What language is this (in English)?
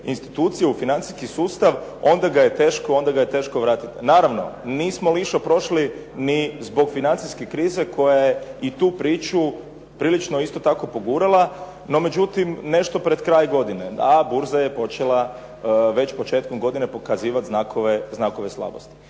Croatian